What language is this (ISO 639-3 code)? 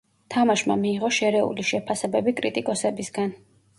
kat